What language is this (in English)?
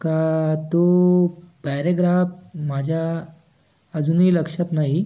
Marathi